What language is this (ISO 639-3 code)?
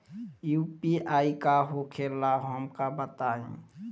bho